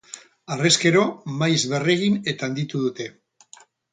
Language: Basque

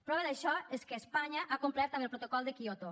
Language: Catalan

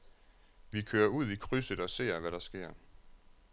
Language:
Danish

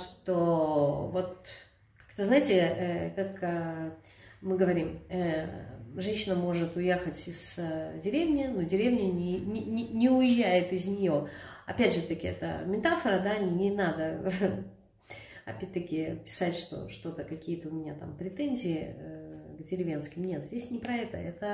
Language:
Russian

